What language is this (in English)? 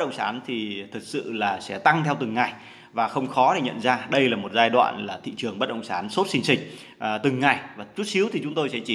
Vietnamese